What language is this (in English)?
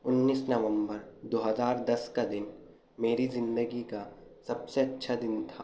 Urdu